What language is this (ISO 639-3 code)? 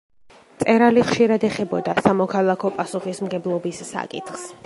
kat